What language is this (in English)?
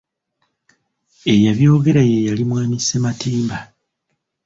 Ganda